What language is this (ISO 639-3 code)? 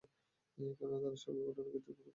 ben